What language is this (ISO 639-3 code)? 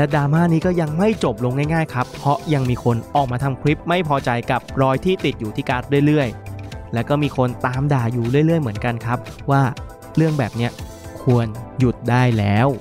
tha